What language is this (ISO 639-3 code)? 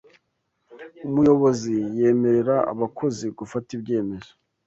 kin